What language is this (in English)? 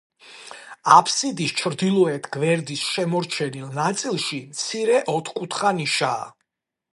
Georgian